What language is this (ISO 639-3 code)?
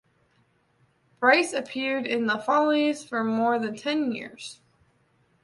eng